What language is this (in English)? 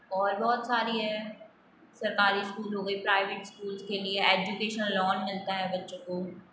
Hindi